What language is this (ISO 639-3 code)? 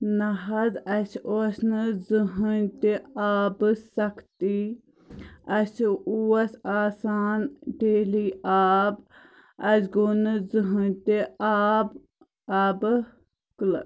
kas